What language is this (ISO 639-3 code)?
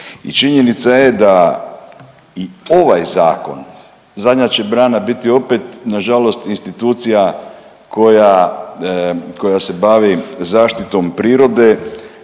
hrv